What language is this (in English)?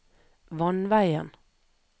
Norwegian